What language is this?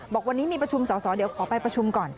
Thai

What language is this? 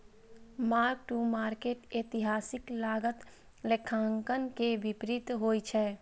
Maithili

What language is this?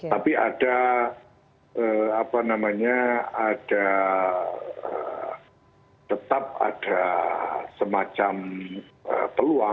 Indonesian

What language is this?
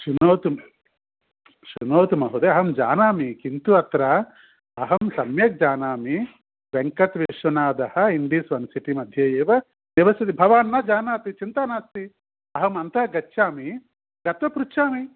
Sanskrit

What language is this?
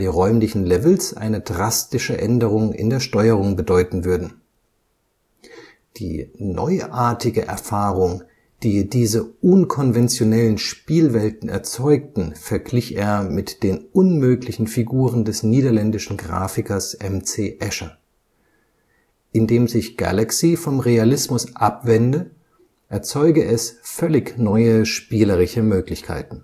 German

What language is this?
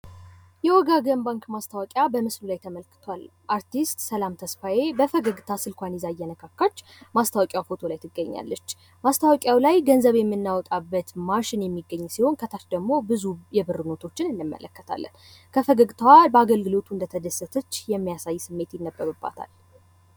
Amharic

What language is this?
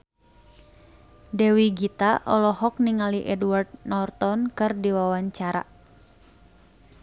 Sundanese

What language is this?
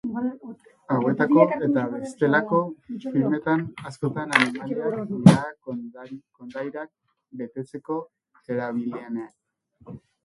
Basque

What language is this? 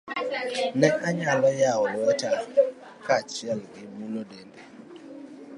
Luo (Kenya and Tanzania)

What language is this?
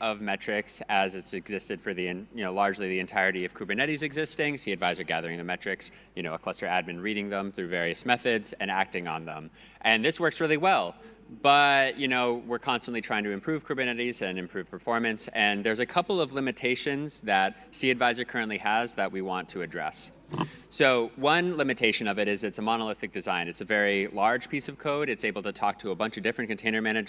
English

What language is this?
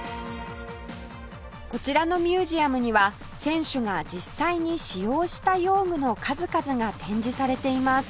Japanese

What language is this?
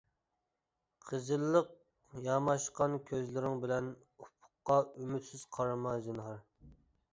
Uyghur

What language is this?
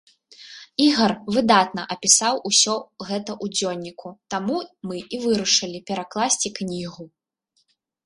Belarusian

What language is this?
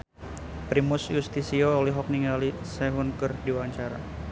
Sundanese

